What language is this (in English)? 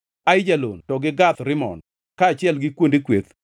Luo (Kenya and Tanzania)